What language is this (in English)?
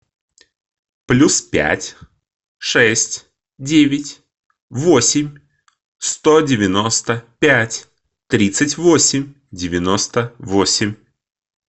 Russian